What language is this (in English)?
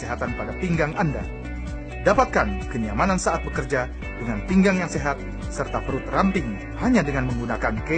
Indonesian